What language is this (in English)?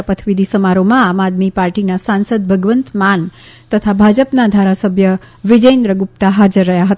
Gujarati